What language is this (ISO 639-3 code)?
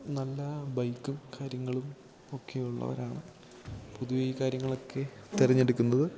mal